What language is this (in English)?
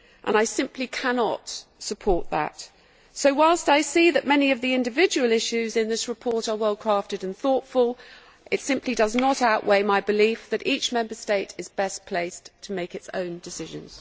English